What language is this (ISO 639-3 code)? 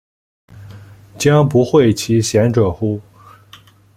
zho